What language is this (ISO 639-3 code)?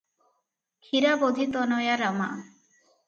ori